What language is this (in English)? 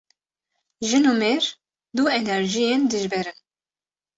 Kurdish